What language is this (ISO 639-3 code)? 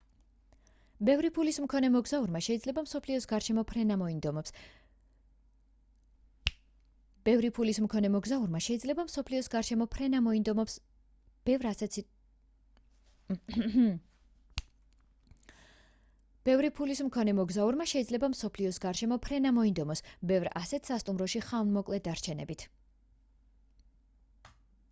kat